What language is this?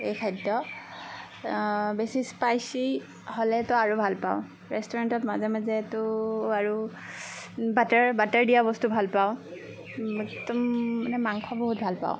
Assamese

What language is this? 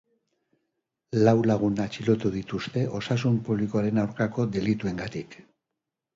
Basque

